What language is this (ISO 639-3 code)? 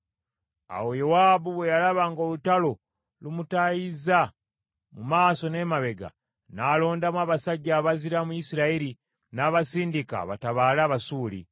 lug